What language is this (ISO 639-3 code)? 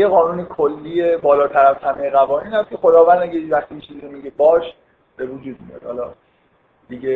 fas